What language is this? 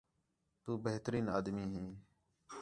Khetrani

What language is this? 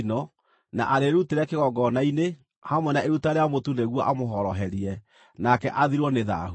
Kikuyu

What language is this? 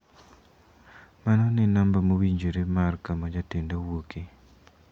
Luo (Kenya and Tanzania)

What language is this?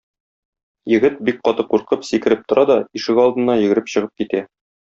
Tatar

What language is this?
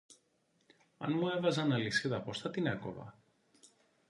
Greek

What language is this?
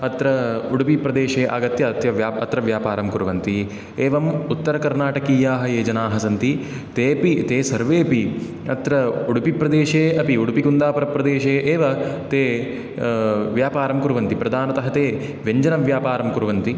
Sanskrit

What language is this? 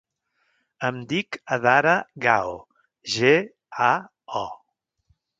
Catalan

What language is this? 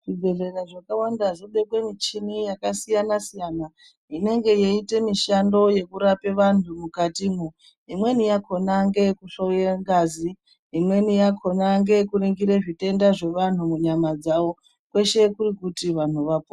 Ndau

